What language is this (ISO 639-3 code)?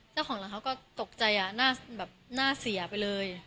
tha